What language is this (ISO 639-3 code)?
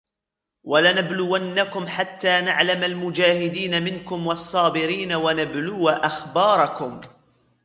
ara